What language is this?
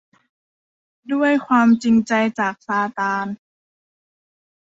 Thai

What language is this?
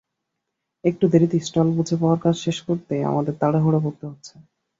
Bangla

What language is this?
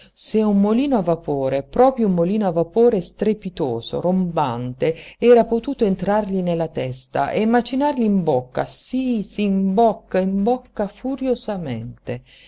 Italian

